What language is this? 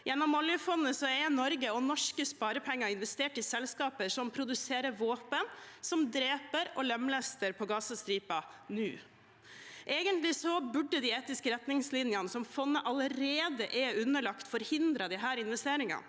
Norwegian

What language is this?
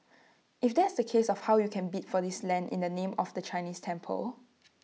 English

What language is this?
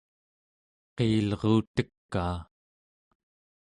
Central Yupik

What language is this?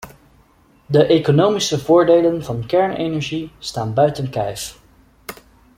Dutch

